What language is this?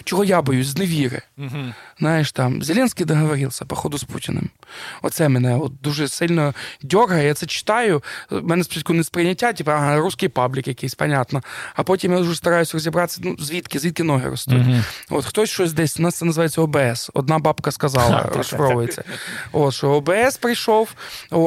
Ukrainian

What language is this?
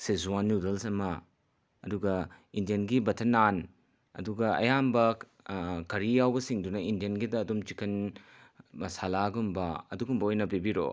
Manipuri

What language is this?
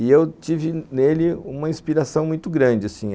Portuguese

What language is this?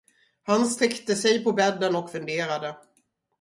Swedish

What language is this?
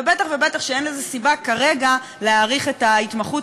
Hebrew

